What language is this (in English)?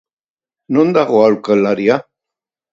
Basque